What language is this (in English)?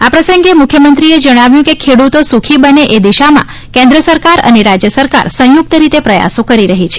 Gujarati